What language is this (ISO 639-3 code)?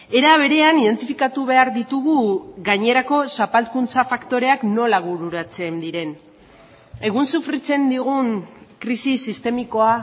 eus